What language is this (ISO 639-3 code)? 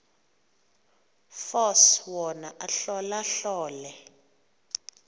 xho